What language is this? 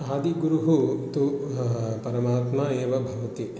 Sanskrit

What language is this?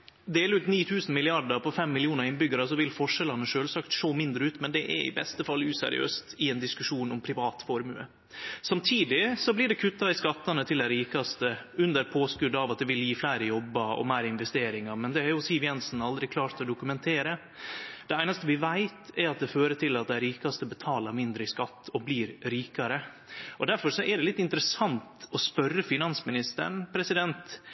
Norwegian Nynorsk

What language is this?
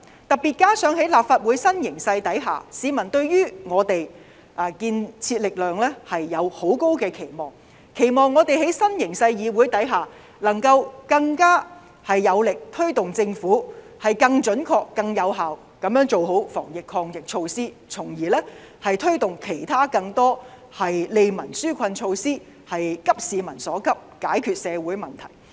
Cantonese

